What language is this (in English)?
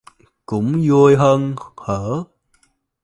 Vietnamese